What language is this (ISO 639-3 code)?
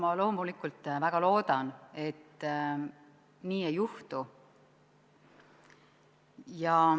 est